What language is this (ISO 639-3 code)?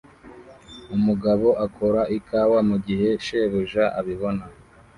kin